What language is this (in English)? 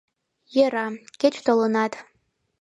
Mari